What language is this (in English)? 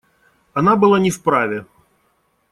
Russian